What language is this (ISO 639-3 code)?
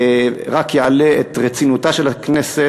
heb